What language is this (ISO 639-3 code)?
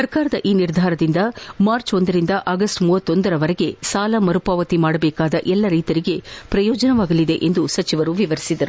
kan